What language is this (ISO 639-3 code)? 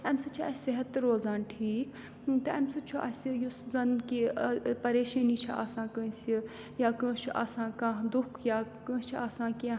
kas